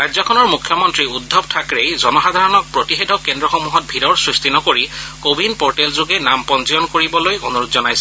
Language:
Assamese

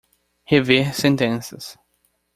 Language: Portuguese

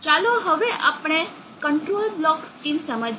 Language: Gujarati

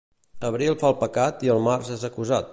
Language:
Catalan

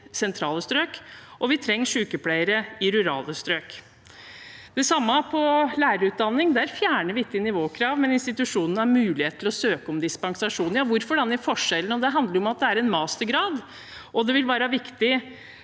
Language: Norwegian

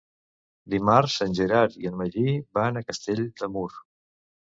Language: Catalan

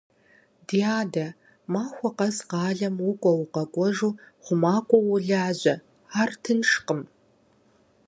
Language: Kabardian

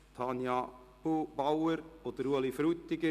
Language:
Swiss German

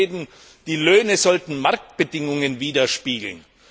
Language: German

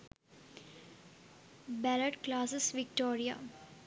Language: Sinhala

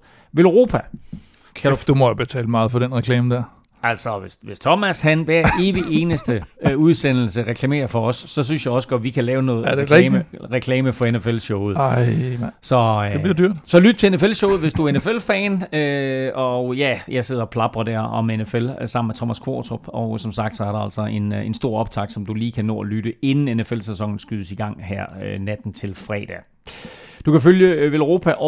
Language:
Danish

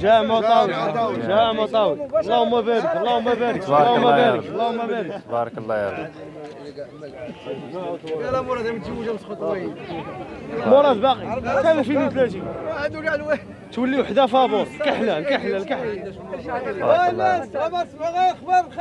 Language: Arabic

